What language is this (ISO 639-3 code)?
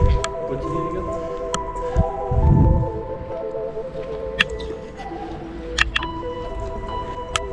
fra